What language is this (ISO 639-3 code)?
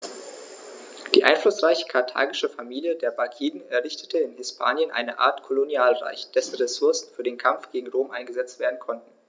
deu